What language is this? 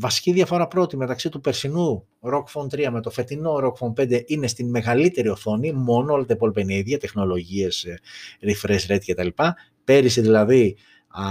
Greek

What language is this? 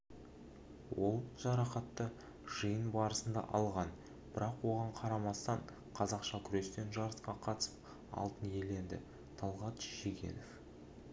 Kazakh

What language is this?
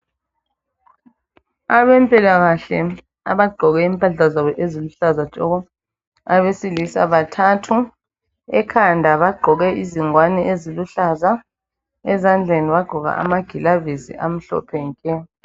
North Ndebele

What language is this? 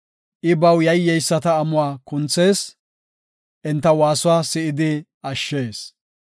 Gofa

